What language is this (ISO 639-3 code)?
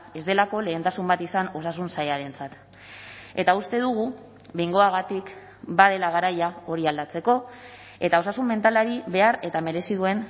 eus